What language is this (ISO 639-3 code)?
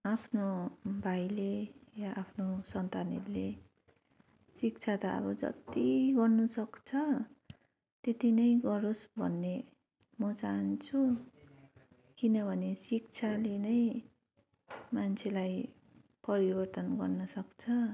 nep